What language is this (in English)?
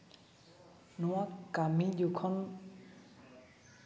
Santali